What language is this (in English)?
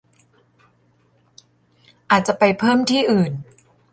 Thai